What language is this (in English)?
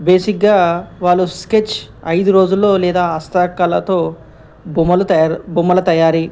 Telugu